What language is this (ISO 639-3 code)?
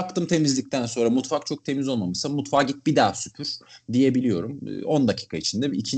tur